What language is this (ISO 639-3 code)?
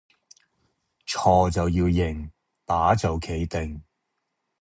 yue